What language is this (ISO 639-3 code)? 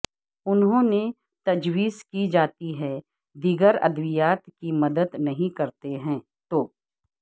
urd